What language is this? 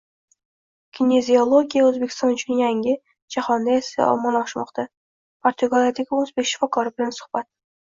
Uzbek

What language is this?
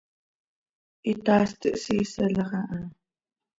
Seri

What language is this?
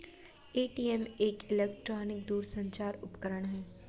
Hindi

